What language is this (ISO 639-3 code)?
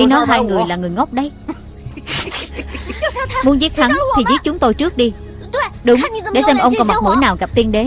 vie